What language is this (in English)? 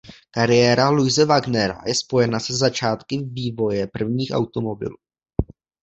Czech